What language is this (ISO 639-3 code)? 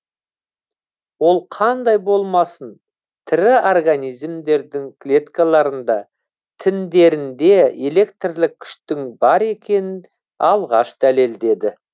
kaz